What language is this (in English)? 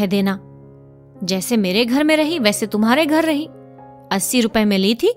Hindi